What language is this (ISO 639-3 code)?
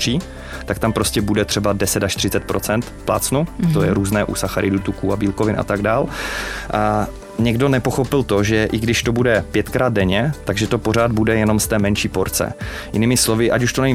ces